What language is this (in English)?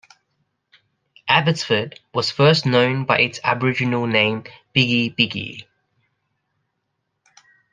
English